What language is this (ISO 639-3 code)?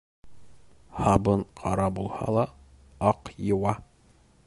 bak